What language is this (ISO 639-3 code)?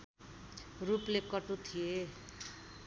nep